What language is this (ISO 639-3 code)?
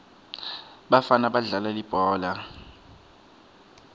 ssw